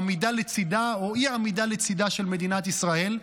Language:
Hebrew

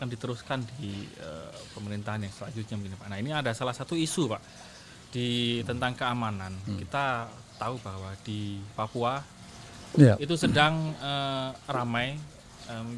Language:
Indonesian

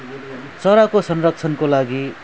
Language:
Nepali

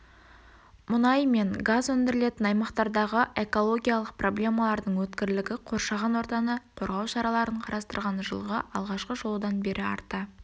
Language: Kazakh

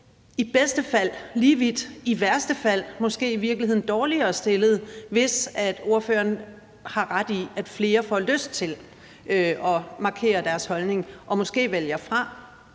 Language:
Danish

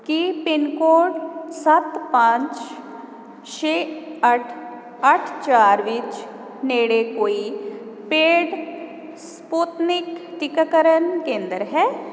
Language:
Punjabi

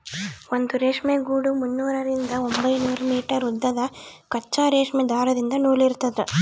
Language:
Kannada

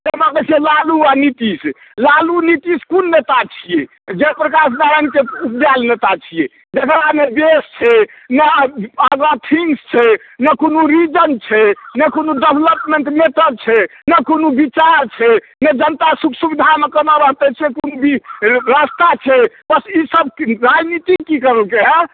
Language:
Maithili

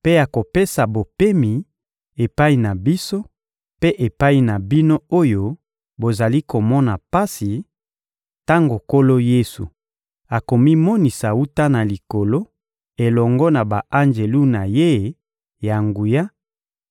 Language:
Lingala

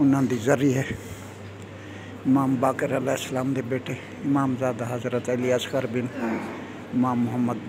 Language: Romanian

